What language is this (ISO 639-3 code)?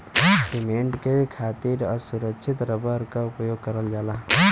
bho